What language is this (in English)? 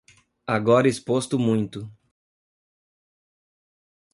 Portuguese